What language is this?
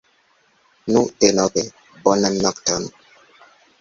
Esperanto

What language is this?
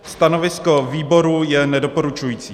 Czech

